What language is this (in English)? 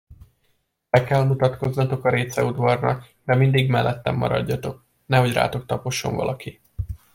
Hungarian